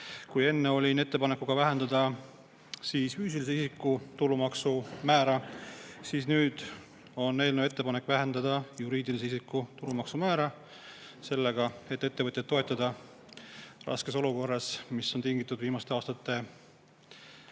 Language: Estonian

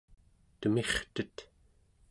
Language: Central Yupik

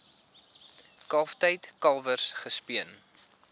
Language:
Afrikaans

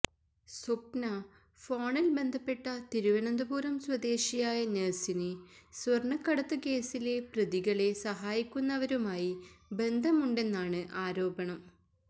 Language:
Malayalam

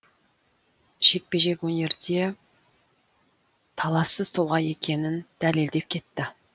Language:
Kazakh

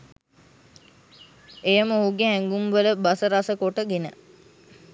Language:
Sinhala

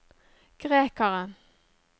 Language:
Norwegian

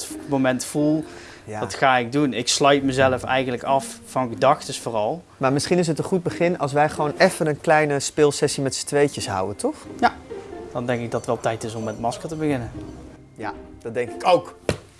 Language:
Dutch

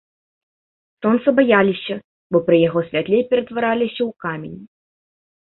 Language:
Belarusian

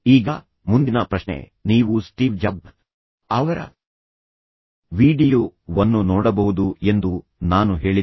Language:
Kannada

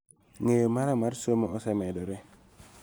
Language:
Luo (Kenya and Tanzania)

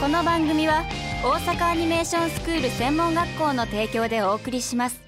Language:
Japanese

